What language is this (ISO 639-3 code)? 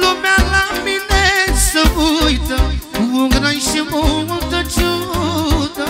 ron